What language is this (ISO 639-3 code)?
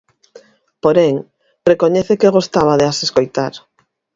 glg